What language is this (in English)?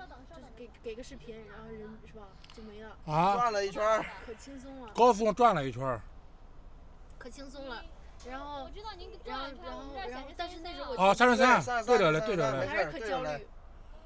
Chinese